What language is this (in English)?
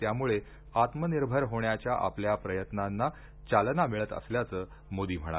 Marathi